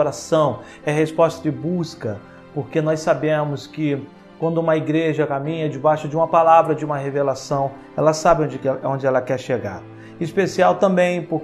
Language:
Portuguese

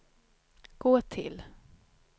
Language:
Swedish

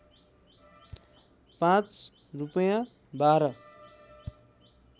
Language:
Nepali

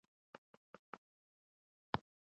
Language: Pashto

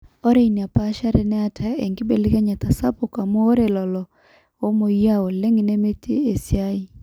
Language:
Masai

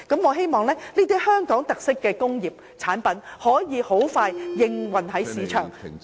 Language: Cantonese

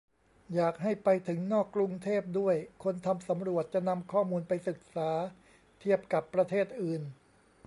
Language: Thai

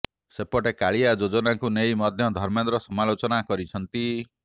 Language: Odia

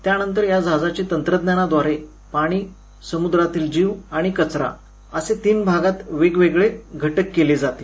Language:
Marathi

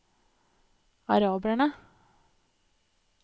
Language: Norwegian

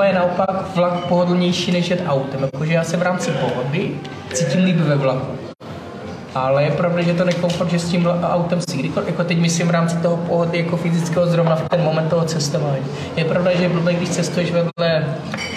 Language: Czech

